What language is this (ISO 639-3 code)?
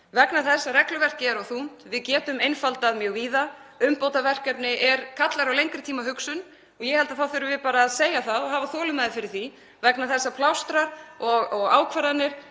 isl